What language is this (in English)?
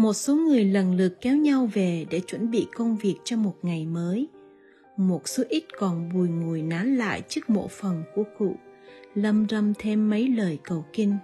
Vietnamese